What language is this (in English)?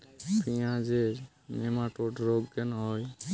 Bangla